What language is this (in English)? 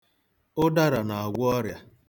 Igbo